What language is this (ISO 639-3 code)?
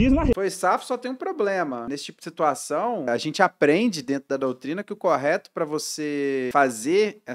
por